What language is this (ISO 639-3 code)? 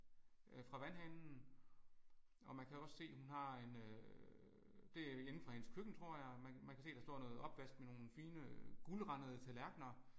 dan